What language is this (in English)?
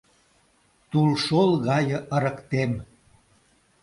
Mari